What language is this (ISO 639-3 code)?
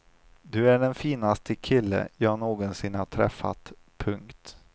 swe